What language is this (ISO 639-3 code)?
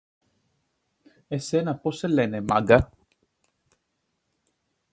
ell